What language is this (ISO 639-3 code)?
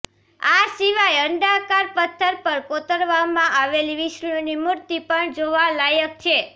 guj